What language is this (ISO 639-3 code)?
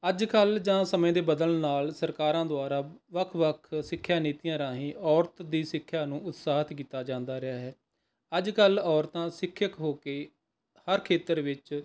pan